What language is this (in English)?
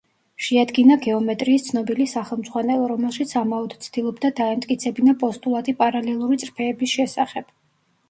Georgian